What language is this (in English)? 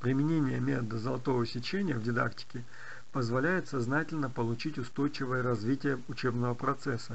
Russian